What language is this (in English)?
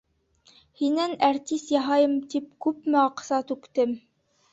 Bashkir